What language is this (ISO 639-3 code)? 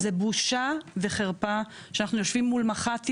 heb